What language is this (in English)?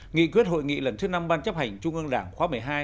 Vietnamese